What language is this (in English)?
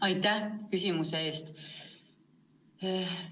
Estonian